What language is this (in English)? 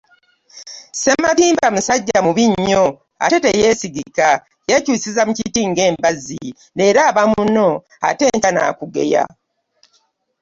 Ganda